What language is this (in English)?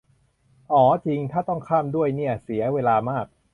Thai